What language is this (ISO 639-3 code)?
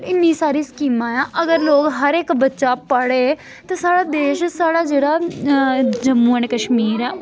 doi